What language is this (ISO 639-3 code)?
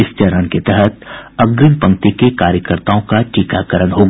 hin